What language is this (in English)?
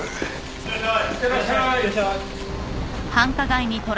Japanese